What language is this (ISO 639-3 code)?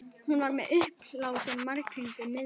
isl